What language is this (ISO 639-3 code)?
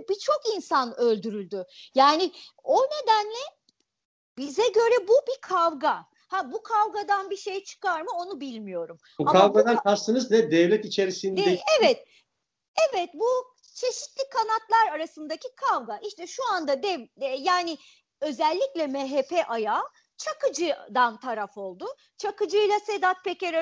tur